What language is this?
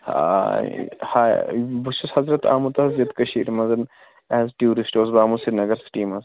Kashmiri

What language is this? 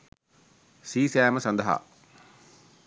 Sinhala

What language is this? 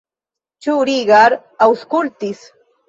Esperanto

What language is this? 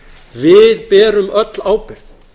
Icelandic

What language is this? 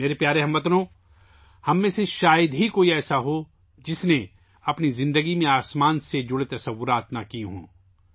Urdu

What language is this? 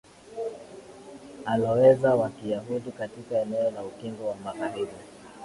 Swahili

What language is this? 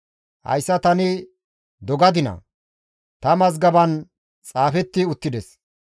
Gamo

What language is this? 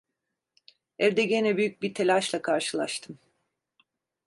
Turkish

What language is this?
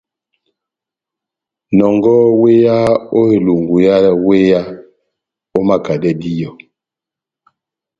Batanga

